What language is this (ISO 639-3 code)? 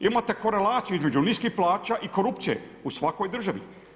hrv